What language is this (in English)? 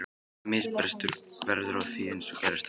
Icelandic